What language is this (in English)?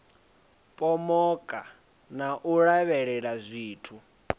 Venda